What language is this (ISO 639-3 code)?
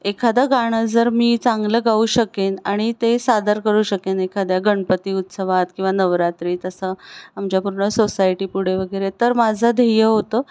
mar